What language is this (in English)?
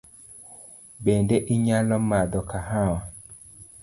Luo (Kenya and Tanzania)